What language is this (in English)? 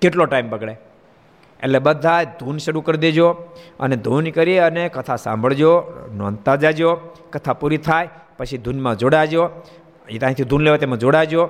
Gujarati